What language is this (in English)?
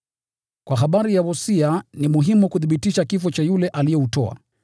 Swahili